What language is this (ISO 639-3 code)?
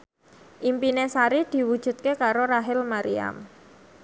jav